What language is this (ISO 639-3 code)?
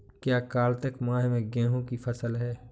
hin